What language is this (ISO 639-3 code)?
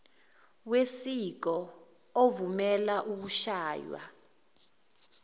zul